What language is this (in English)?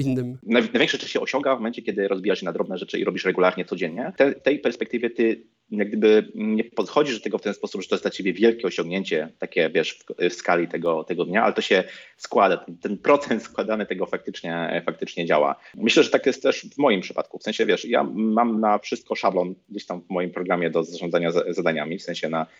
Polish